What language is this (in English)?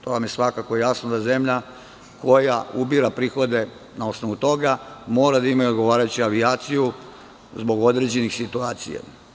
Serbian